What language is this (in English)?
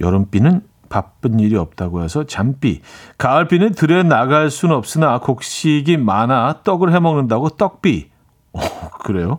Korean